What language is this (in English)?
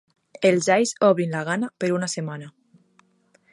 Catalan